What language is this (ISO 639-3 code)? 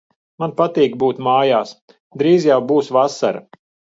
lav